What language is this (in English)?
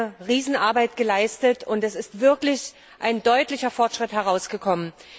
German